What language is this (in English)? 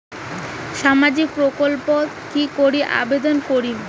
Bangla